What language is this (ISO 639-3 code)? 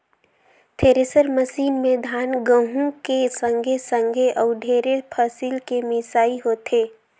hne